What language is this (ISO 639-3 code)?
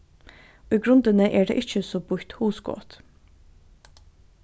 fao